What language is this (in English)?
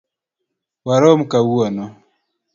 Luo (Kenya and Tanzania)